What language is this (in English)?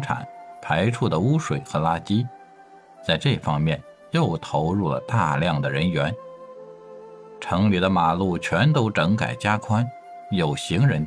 Chinese